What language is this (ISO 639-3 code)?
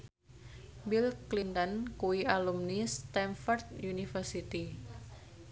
jav